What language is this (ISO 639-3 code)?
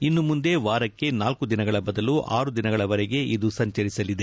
kan